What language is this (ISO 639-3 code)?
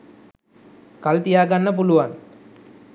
sin